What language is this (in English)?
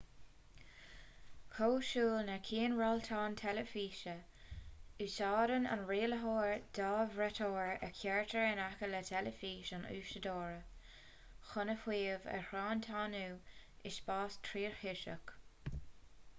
Irish